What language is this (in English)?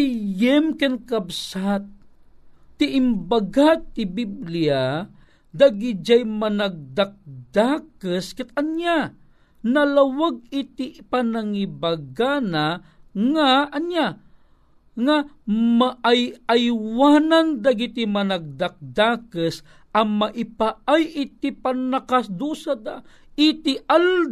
Filipino